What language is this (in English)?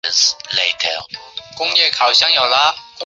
Chinese